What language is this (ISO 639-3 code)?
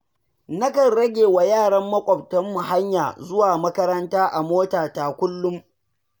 hau